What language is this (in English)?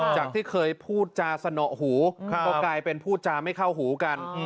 Thai